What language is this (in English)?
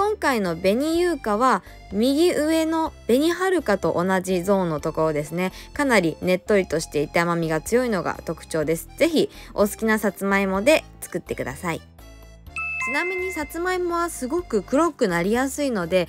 Japanese